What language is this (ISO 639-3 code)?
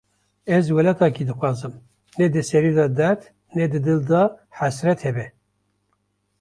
kur